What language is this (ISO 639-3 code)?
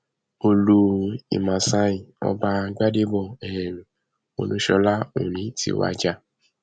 yor